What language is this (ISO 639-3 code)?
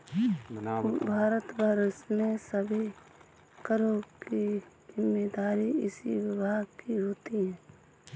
hin